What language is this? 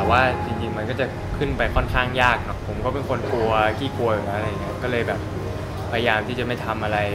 Thai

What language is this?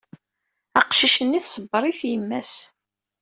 Kabyle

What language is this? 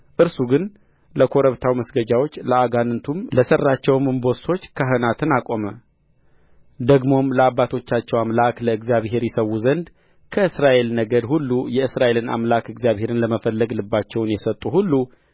Amharic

